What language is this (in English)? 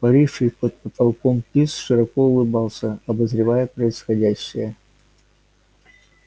Russian